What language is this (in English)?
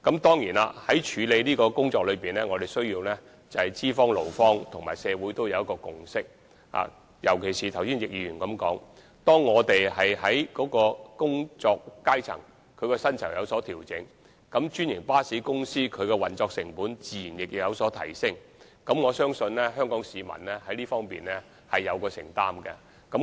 Cantonese